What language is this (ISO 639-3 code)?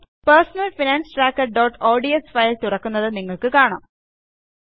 mal